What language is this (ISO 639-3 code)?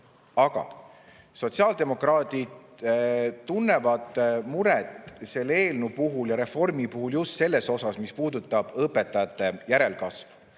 est